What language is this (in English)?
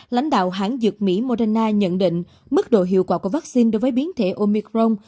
Vietnamese